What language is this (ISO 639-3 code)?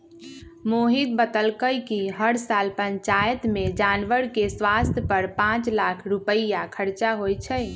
mag